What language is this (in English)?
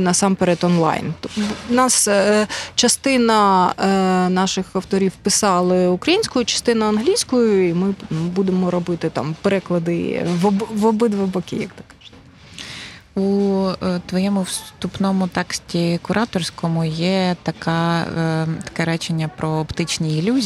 Ukrainian